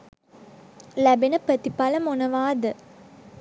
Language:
Sinhala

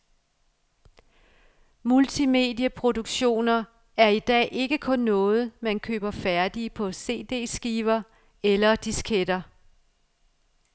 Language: Danish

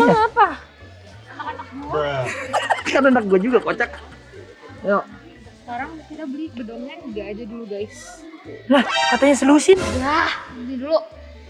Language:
Indonesian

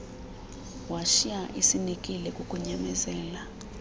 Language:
Xhosa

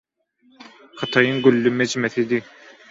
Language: Turkmen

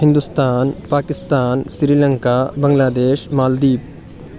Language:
Urdu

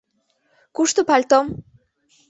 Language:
Mari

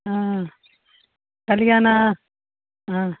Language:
Maithili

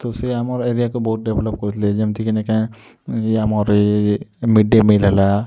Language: Odia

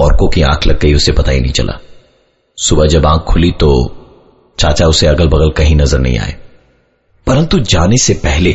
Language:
Hindi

